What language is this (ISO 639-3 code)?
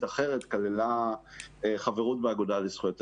heb